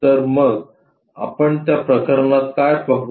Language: Marathi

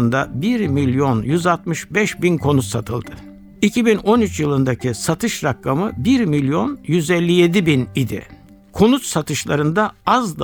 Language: Turkish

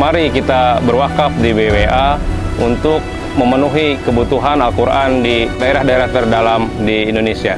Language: Indonesian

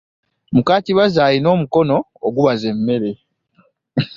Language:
Ganda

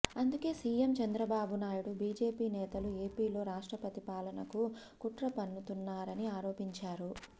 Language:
Telugu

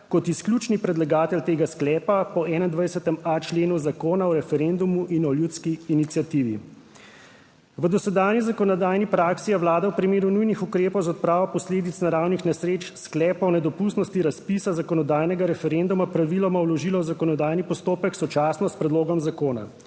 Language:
Slovenian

